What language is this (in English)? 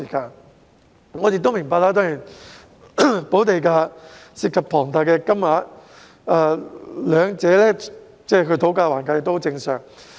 Cantonese